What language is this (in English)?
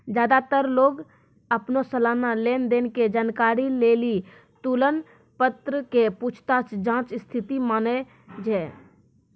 Maithili